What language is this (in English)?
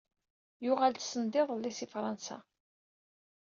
Kabyle